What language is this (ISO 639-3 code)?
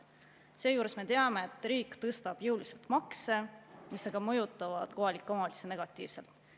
est